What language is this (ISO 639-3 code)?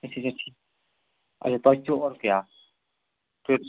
kas